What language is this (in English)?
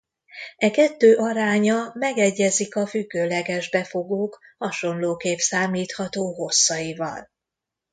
Hungarian